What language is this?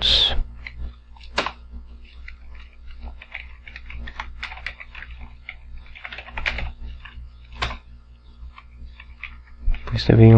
Portuguese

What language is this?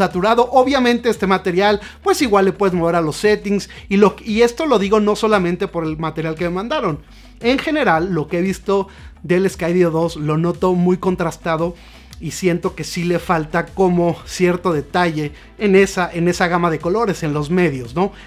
Spanish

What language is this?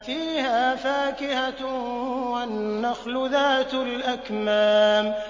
Arabic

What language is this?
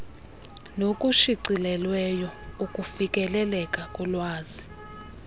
Xhosa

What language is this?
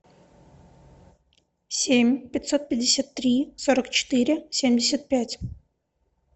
Russian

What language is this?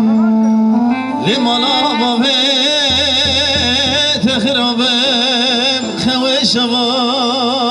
Turkish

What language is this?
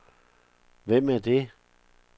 Danish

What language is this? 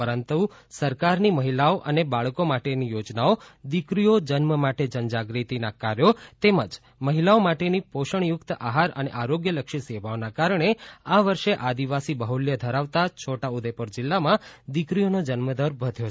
Gujarati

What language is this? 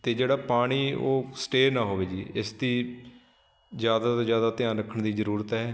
Punjabi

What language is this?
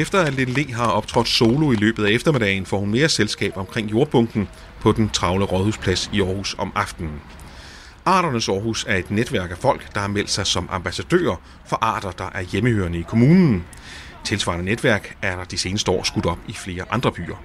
Danish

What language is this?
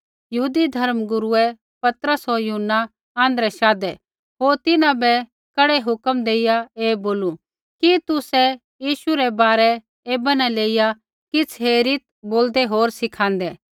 Kullu Pahari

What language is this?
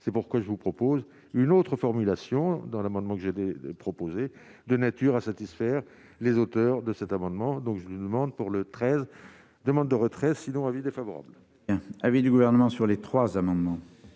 French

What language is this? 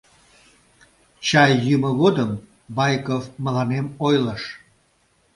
Mari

